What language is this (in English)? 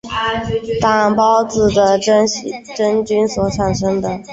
Chinese